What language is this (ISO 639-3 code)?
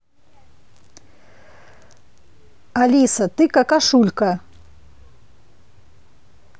rus